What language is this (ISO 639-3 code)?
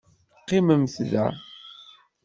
kab